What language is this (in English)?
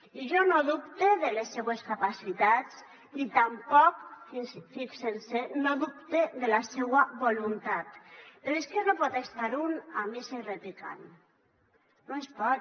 Catalan